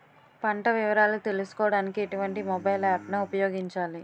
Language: Telugu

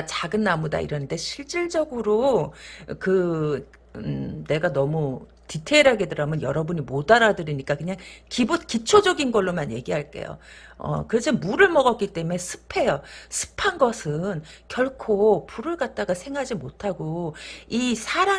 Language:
Korean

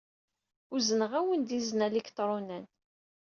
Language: Kabyle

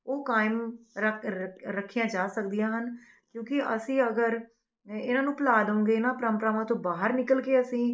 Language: Punjabi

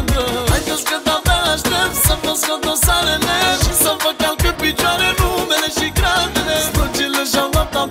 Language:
Romanian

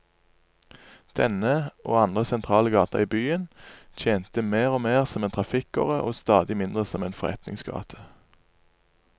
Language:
Norwegian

